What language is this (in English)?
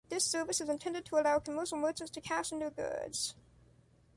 English